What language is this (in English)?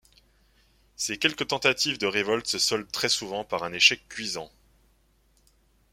French